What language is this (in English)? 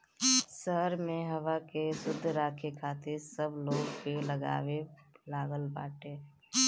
Bhojpuri